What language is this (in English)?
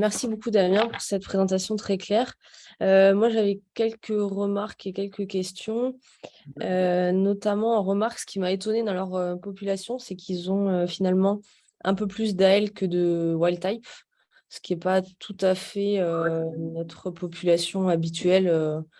French